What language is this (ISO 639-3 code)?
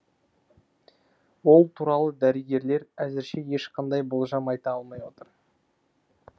kaz